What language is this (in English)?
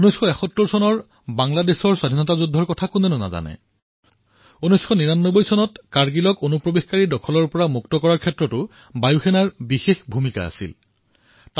Assamese